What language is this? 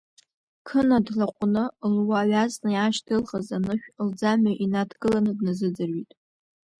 Abkhazian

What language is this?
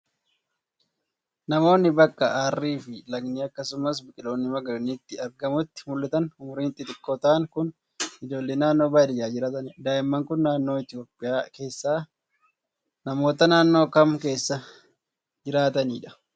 Oromo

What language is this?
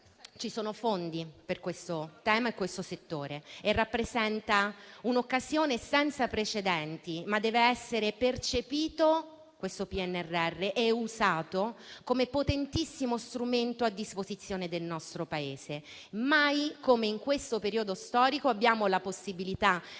Italian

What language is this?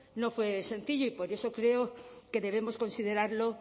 Spanish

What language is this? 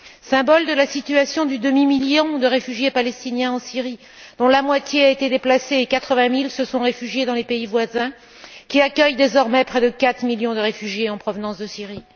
French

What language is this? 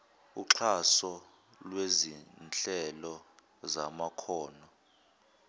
Zulu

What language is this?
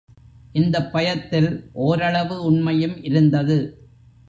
Tamil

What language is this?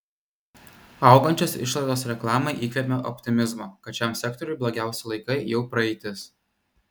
Lithuanian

